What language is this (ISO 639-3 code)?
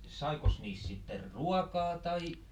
fin